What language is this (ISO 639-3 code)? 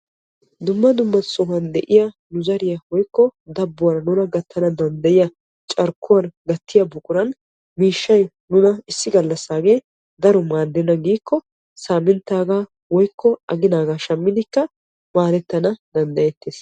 wal